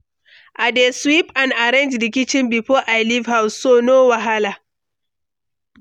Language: Nigerian Pidgin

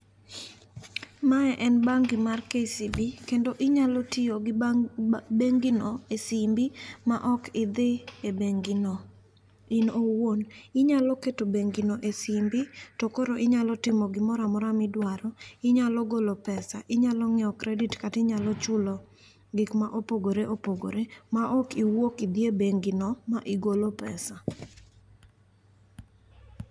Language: Luo (Kenya and Tanzania)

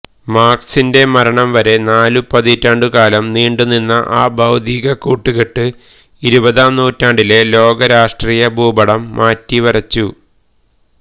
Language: Malayalam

